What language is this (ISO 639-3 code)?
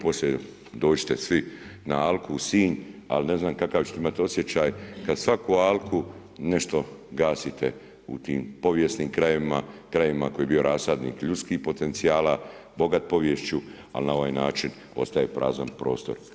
hrv